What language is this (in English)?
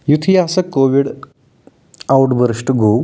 Kashmiri